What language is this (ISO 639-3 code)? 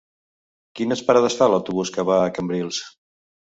cat